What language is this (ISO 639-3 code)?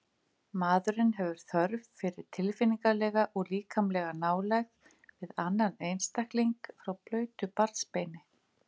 isl